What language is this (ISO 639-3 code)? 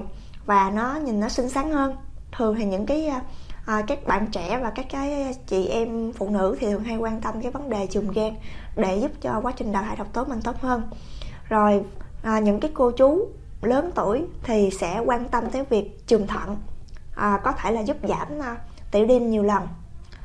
vie